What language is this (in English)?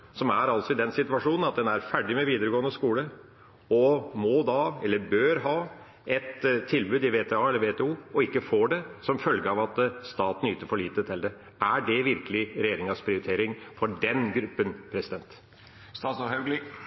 Norwegian Bokmål